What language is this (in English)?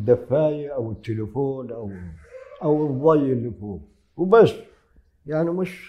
Arabic